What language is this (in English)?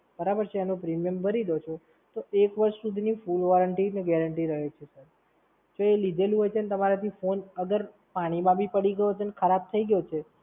Gujarati